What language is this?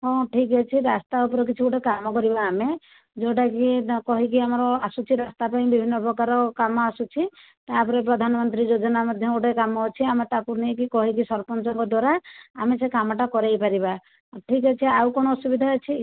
Odia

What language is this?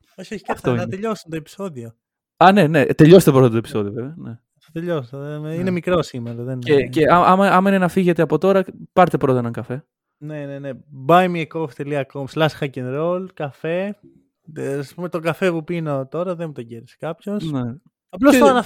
Greek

